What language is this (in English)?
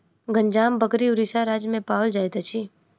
Maithili